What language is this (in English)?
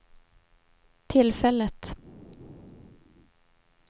Swedish